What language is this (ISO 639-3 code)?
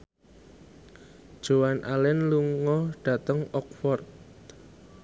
jav